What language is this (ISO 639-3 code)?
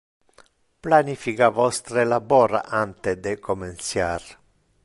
ina